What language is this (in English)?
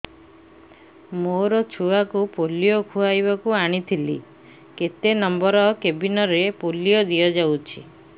Odia